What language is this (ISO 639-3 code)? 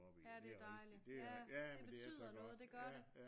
dan